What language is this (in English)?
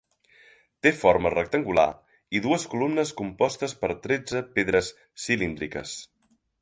Catalan